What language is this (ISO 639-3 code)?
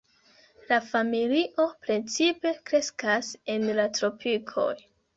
epo